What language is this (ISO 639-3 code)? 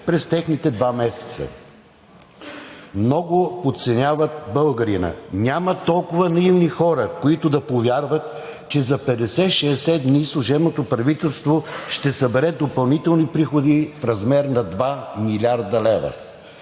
bul